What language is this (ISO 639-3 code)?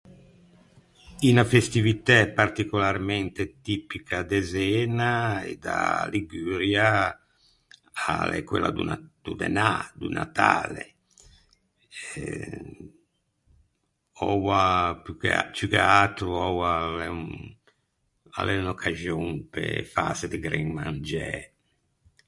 lij